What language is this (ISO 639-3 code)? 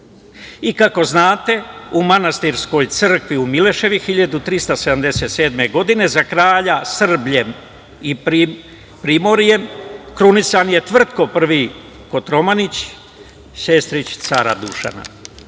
srp